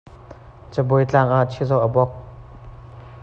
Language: Hakha Chin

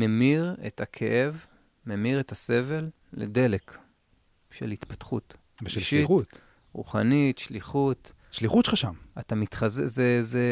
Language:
Hebrew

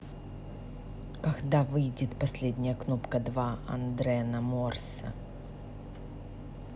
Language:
Russian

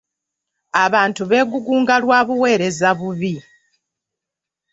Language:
Ganda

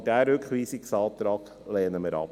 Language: Swiss German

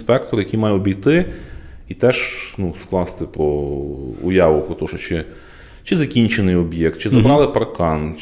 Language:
Ukrainian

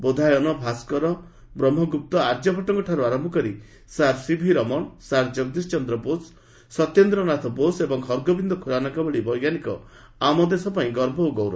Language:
Odia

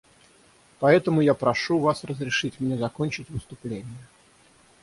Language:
Russian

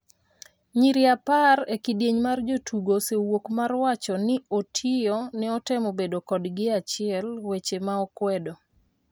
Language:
Luo (Kenya and Tanzania)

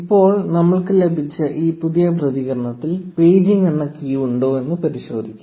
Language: Malayalam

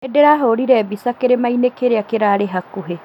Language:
Kikuyu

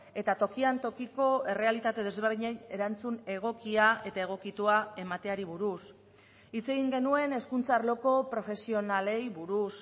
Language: Basque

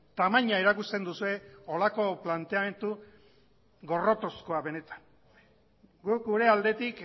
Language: Basque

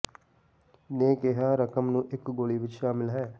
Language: Punjabi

